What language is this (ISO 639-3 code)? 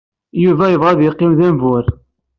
kab